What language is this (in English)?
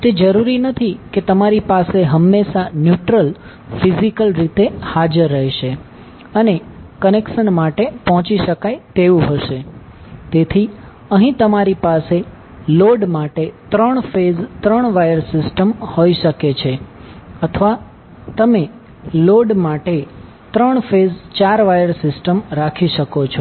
Gujarati